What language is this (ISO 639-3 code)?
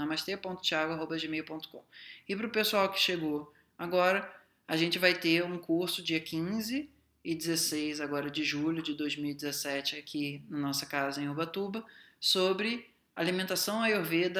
por